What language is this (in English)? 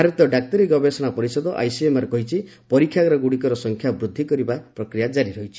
Odia